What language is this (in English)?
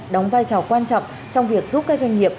Vietnamese